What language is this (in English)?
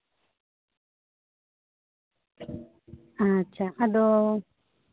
Santali